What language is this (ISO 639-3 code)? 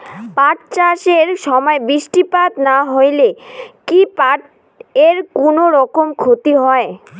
ben